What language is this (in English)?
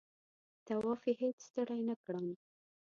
Pashto